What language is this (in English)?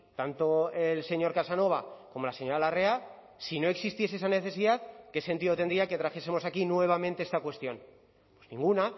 Spanish